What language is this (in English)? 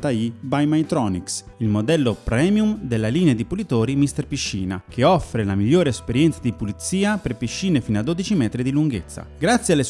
Italian